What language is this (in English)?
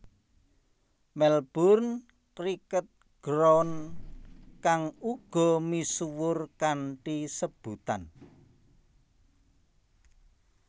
Javanese